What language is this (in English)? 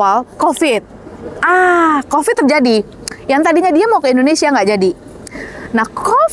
Indonesian